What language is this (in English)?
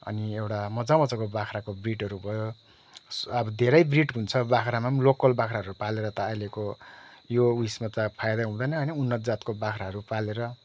Nepali